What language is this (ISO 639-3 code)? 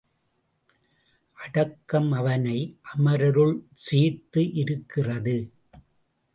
tam